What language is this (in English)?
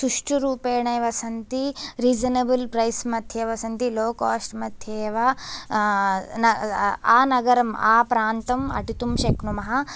Sanskrit